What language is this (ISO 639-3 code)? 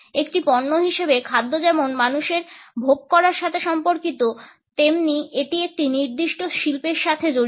ben